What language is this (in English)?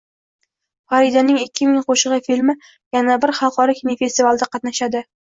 Uzbek